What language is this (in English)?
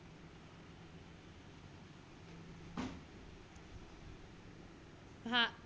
Marathi